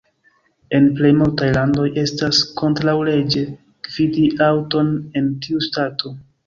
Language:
Esperanto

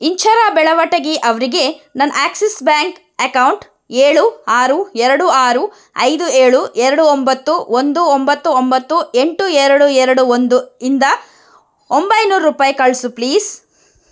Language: Kannada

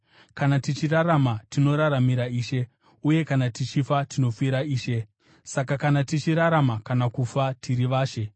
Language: Shona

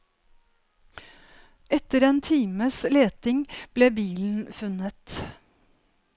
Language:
Norwegian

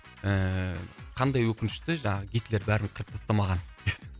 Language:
Kazakh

